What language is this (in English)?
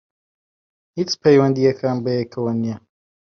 Central Kurdish